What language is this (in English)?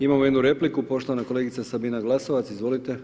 Croatian